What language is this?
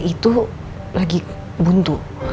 Indonesian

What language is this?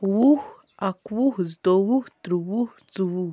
Kashmiri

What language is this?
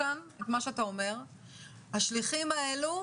Hebrew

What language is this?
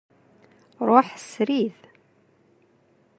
Kabyle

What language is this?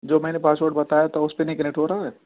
Urdu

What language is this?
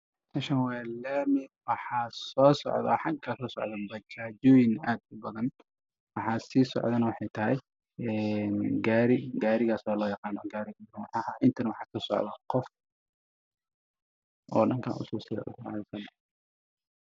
Somali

